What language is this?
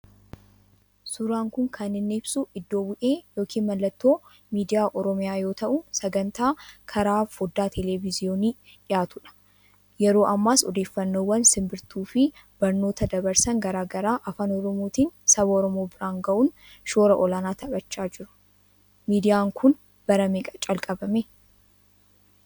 Oromo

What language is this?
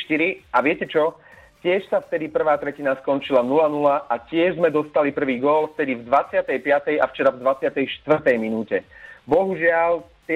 Slovak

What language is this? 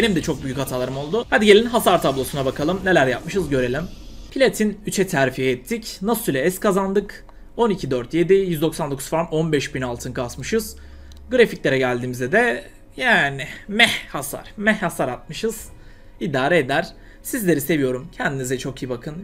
Turkish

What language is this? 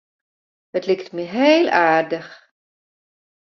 Western Frisian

